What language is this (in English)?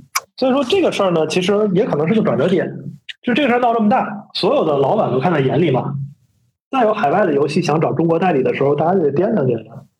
Chinese